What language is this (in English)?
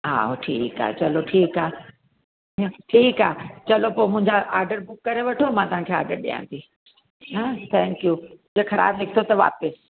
Sindhi